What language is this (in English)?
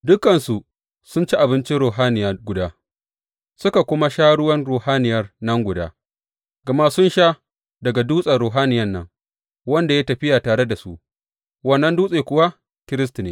Hausa